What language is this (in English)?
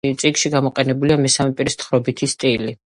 Georgian